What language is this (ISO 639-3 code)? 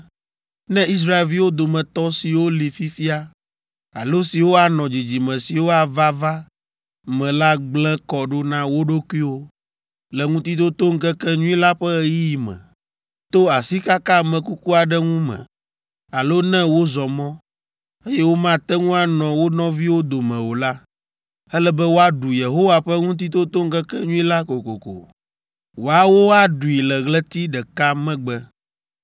ewe